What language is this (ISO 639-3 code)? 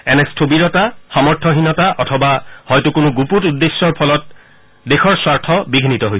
asm